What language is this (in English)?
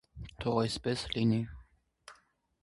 Armenian